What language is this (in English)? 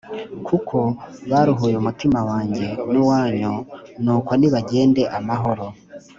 Kinyarwanda